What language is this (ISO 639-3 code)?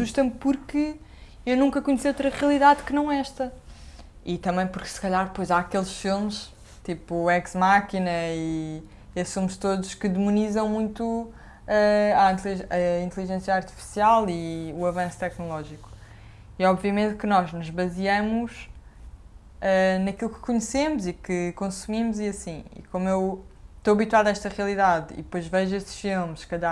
por